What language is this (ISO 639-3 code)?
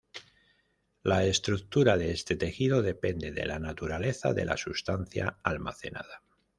spa